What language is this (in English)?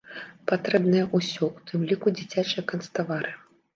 Belarusian